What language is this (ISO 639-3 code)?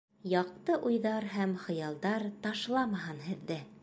bak